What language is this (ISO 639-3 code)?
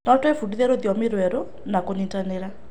kik